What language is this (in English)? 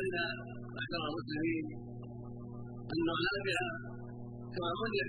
Arabic